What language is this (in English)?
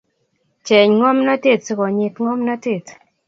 Kalenjin